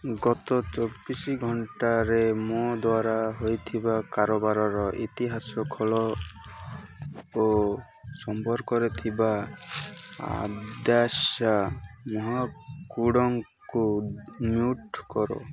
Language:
Odia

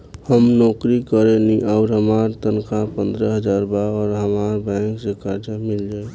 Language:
Bhojpuri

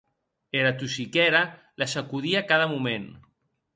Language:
Occitan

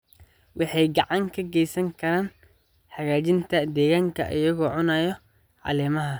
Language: Somali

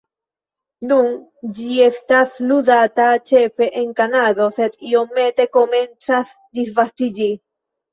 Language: Esperanto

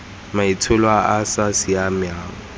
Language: Tswana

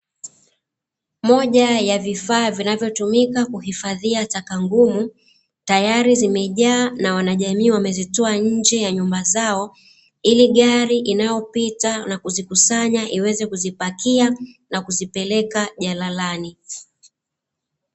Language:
Swahili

